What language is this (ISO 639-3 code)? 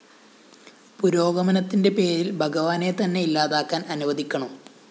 mal